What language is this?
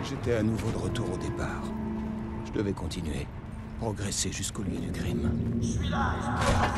French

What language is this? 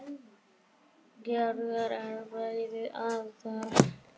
Icelandic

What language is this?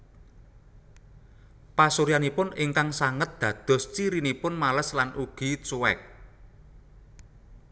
Javanese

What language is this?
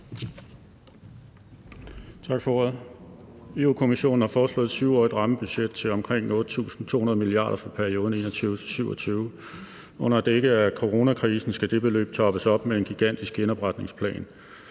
Danish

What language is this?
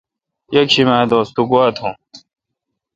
Kalkoti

